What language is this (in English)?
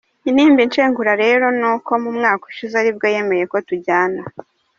Kinyarwanda